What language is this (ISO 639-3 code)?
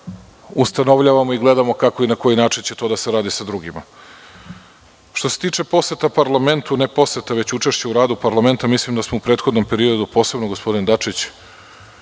srp